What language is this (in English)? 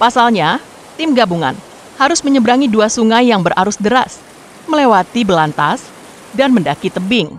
Indonesian